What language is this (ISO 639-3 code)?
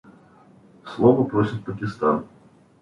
rus